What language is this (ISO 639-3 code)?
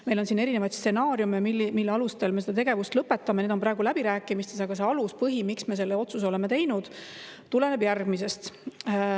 est